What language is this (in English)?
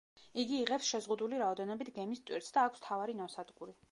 Georgian